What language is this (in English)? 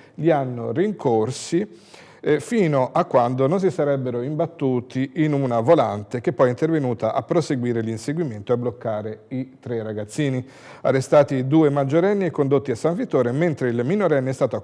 Italian